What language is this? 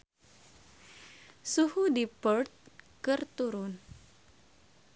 Sundanese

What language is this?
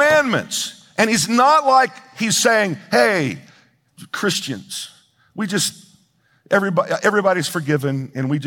English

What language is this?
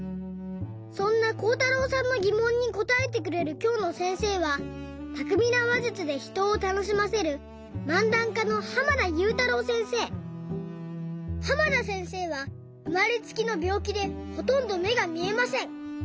Japanese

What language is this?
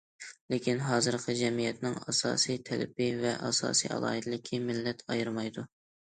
Uyghur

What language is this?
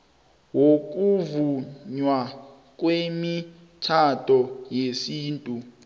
South Ndebele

